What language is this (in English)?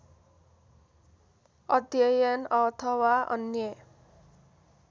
Nepali